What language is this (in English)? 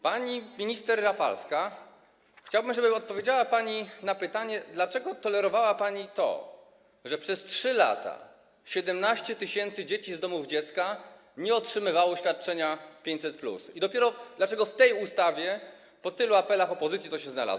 Polish